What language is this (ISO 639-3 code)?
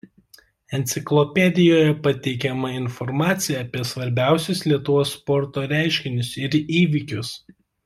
lit